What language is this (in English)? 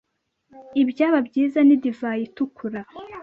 Kinyarwanda